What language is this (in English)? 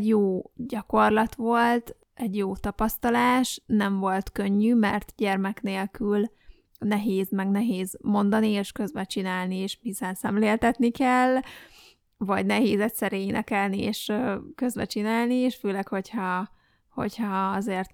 Hungarian